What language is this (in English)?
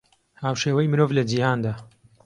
Central Kurdish